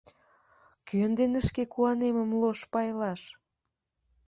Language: Mari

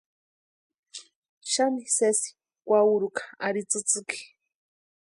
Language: Western Highland Purepecha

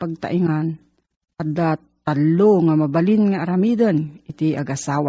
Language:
Filipino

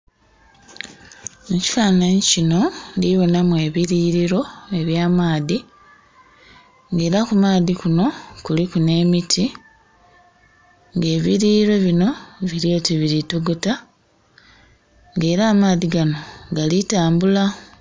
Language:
Soga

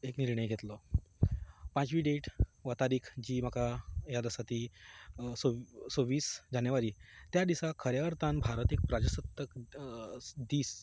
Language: Konkani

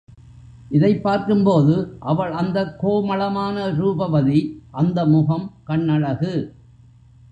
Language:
Tamil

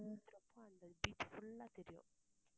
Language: Tamil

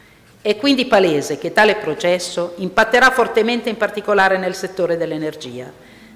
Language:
Italian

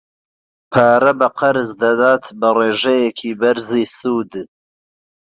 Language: Central Kurdish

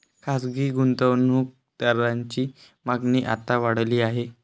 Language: Marathi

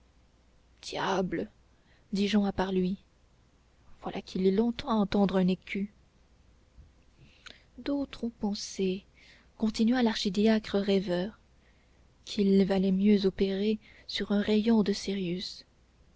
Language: French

